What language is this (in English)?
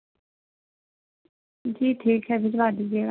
Urdu